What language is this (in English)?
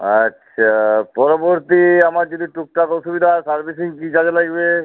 Bangla